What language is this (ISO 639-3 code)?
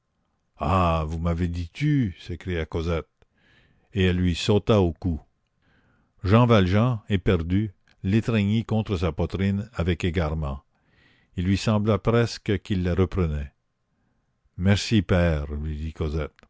fra